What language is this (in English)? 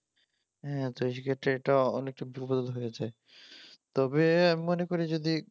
Bangla